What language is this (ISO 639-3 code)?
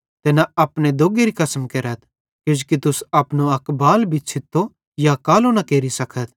bhd